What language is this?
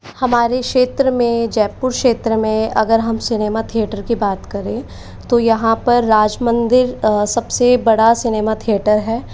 Hindi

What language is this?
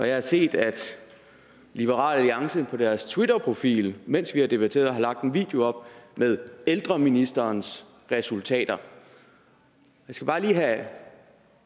Danish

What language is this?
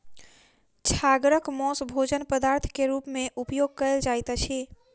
Maithili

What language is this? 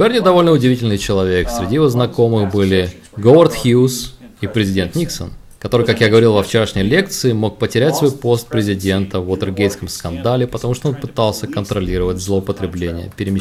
Russian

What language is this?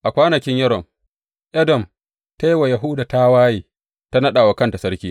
Hausa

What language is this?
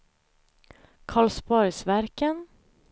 Swedish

